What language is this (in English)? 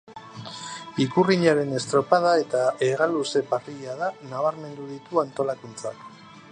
Basque